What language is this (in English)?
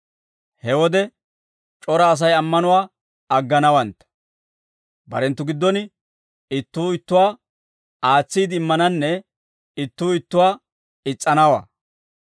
Dawro